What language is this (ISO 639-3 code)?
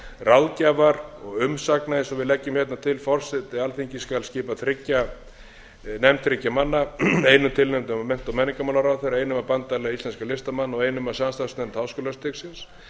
isl